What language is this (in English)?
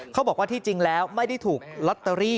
Thai